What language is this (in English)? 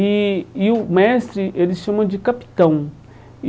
Portuguese